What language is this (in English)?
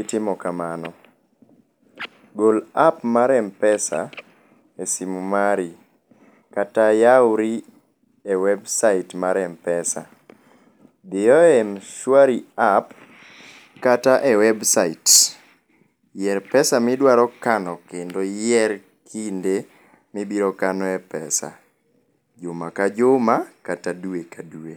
Luo (Kenya and Tanzania)